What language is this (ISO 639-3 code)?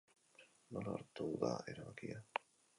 eus